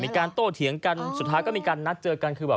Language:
Thai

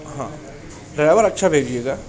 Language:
Urdu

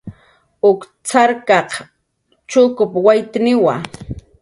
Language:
Jaqaru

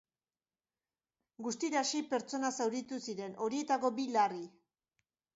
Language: Basque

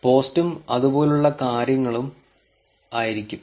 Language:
Malayalam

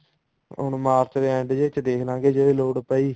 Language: Punjabi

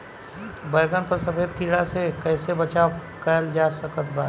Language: Bhojpuri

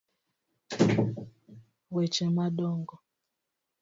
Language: Luo (Kenya and Tanzania)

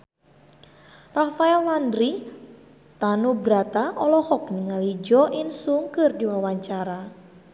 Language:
Sundanese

